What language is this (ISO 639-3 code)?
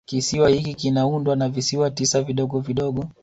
swa